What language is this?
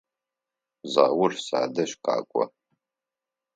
Adyghe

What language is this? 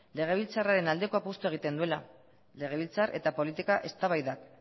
Basque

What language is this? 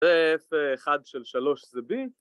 Hebrew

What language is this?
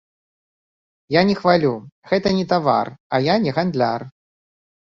Belarusian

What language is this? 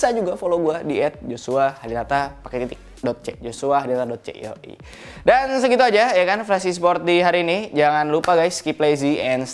Indonesian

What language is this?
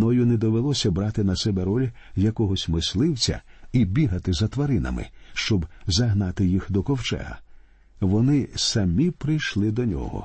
Ukrainian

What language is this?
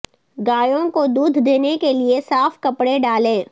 Urdu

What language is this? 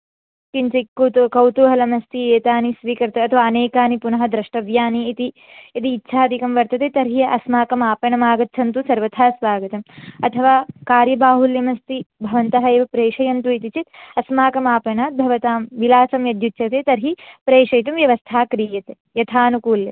Sanskrit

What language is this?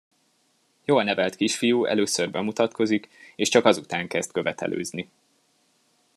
Hungarian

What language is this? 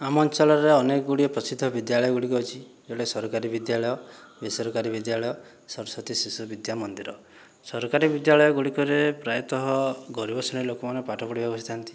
Odia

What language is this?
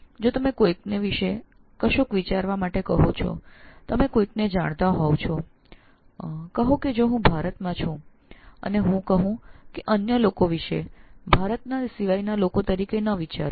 Gujarati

